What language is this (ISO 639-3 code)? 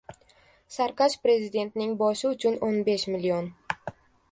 uzb